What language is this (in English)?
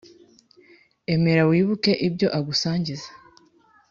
Kinyarwanda